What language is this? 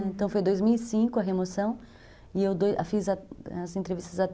Portuguese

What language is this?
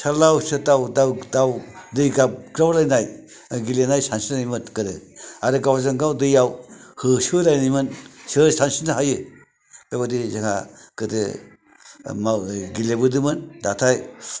Bodo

